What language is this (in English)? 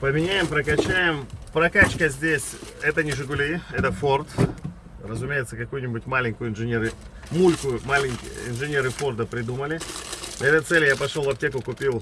Russian